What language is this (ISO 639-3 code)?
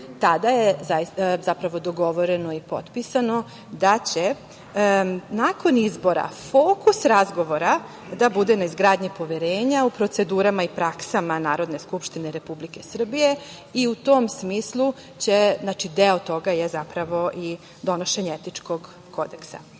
srp